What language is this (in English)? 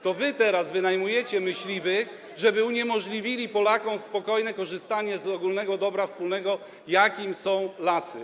Polish